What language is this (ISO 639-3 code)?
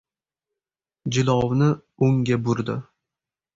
uzb